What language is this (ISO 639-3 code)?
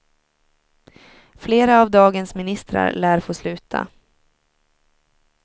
swe